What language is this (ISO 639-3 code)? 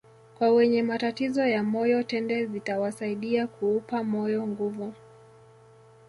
swa